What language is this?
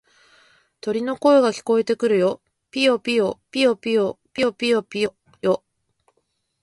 Japanese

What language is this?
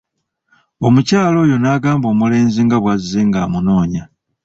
Ganda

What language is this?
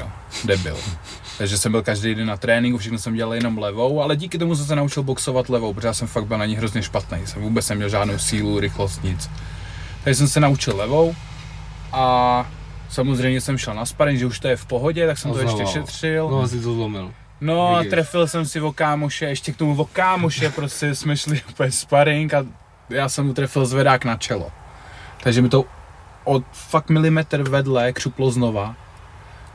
Czech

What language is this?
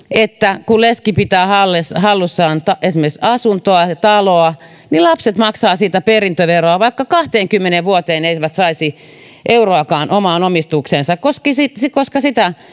Finnish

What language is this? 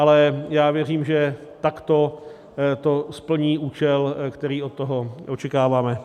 Czech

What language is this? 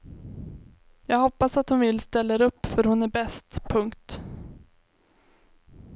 Swedish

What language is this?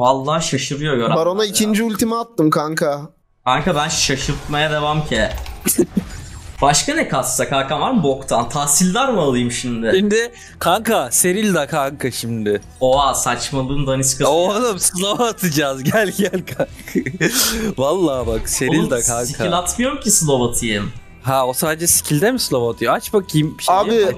Turkish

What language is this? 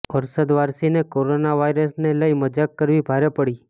Gujarati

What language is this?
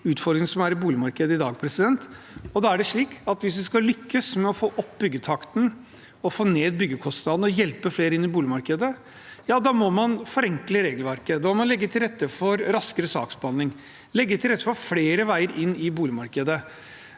Norwegian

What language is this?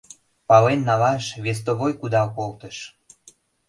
Mari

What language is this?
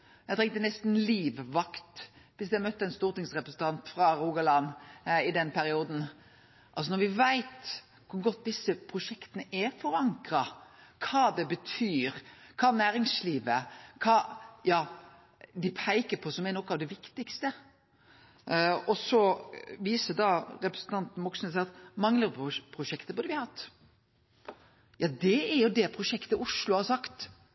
Norwegian Nynorsk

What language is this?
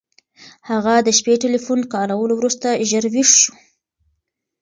Pashto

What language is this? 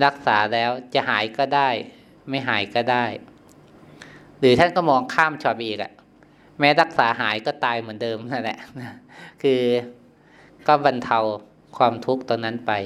Thai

